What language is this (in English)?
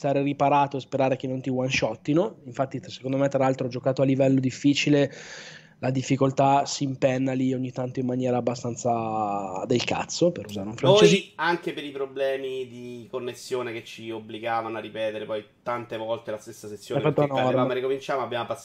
Italian